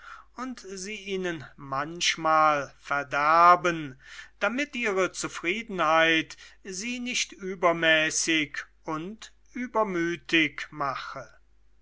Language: German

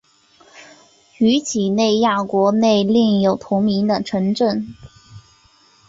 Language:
Chinese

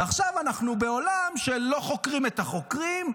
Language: Hebrew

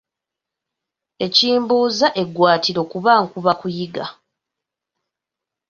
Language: Ganda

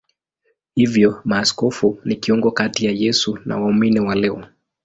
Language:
Swahili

